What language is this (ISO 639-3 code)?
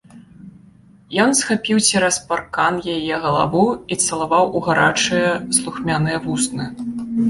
bel